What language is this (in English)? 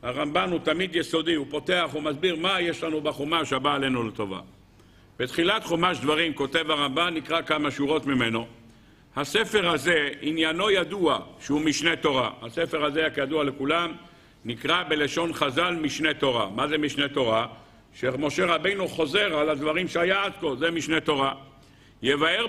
Hebrew